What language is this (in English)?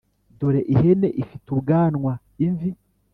Kinyarwanda